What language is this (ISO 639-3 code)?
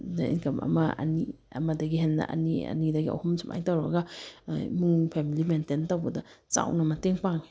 mni